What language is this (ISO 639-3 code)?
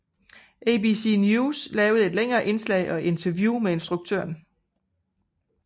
dan